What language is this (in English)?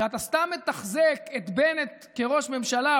Hebrew